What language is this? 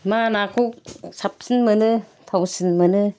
Bodo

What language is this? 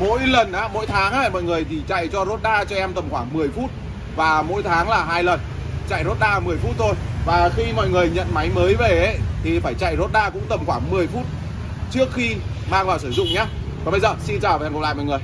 Vietnamese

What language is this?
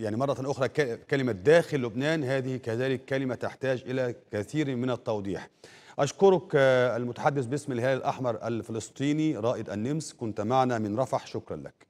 Arabic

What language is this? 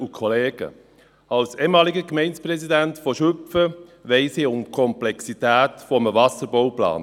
Swiss German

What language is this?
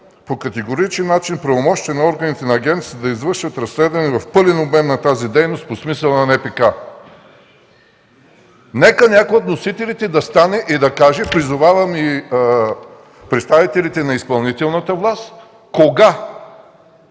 Bulgarian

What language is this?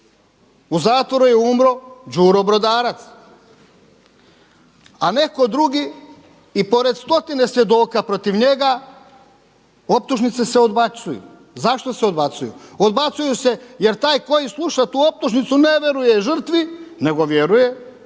Croatian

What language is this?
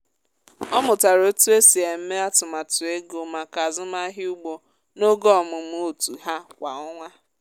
Igbo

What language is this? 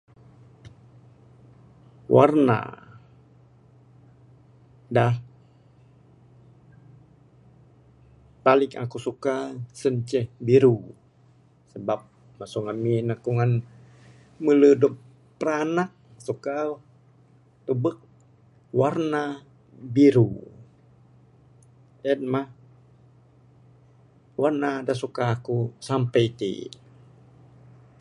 Bukar-Sadung Bidayuh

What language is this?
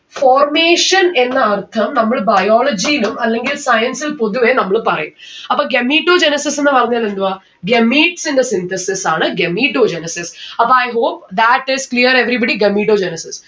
Malayalam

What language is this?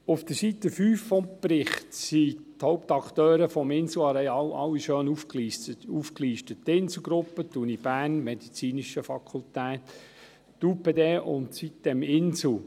Swiss German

